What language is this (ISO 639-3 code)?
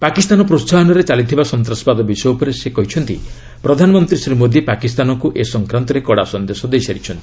ori